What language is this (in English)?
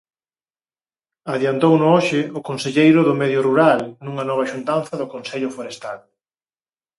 Galician